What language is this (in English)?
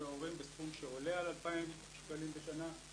Hebrew